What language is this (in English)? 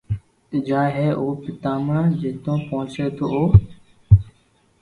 Loarki